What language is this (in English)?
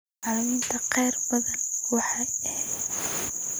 Somali